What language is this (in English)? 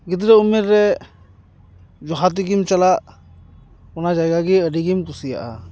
Santali